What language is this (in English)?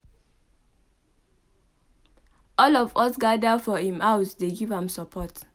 Nigerian Pidgin